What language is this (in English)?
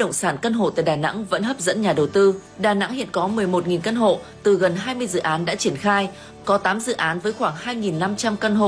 Vietnamese